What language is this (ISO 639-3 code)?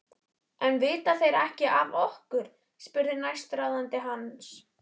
isl